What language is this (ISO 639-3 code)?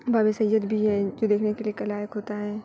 urd